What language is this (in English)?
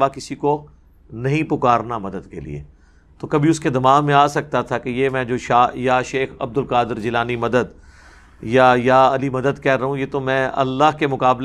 Urdu